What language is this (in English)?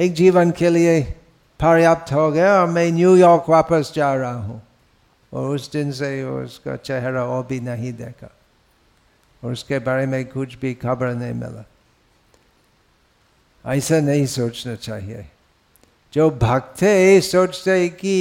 Hindi